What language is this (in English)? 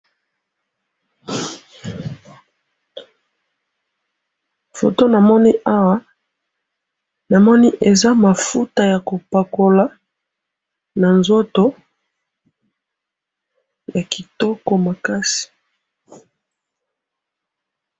Lingala